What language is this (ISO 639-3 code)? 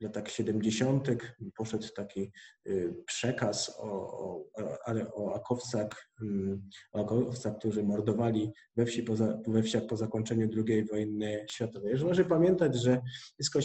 pol